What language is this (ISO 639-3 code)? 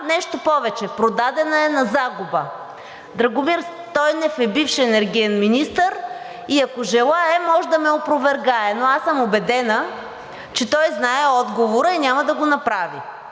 bul